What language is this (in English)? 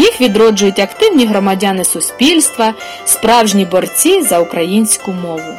Ukrainian